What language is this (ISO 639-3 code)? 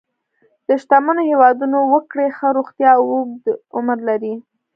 pus